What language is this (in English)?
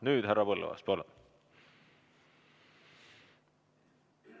Estonian